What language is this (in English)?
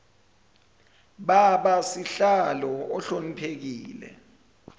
Zulu